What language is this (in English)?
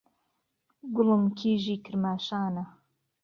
Central Kurdish